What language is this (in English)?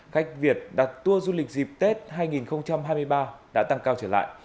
Vietnamese